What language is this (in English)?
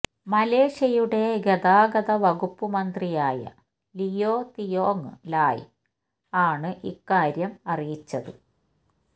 Malayalam